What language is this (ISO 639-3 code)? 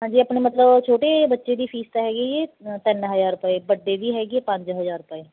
pan